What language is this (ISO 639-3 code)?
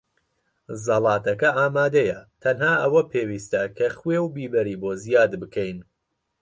ckb